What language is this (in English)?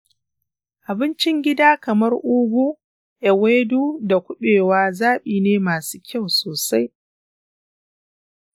Hausa